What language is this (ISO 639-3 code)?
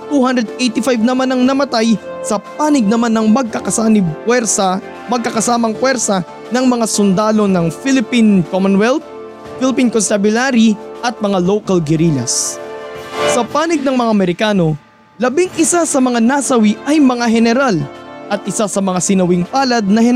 fil